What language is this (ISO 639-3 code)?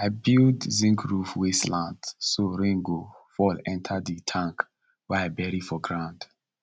pcm